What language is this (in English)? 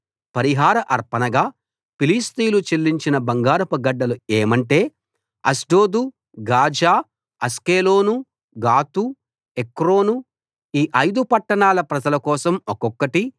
Telugu